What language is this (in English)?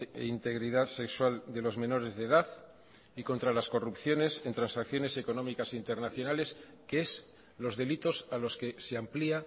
Spanish